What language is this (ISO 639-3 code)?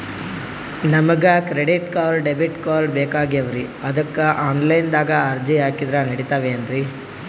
kan